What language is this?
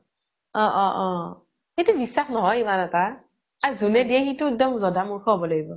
Assamese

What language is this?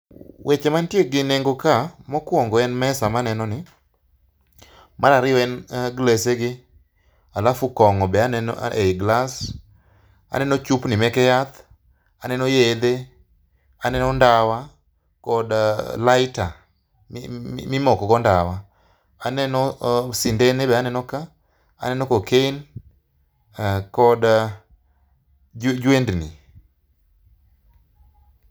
Luo (Kenya and Tanzania)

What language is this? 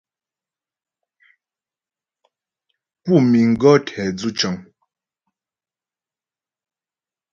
Ghomala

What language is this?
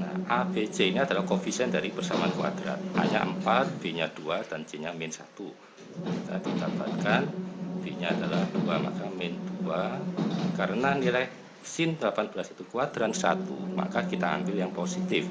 Indonesian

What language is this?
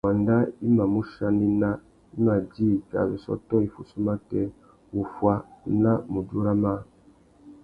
Tuki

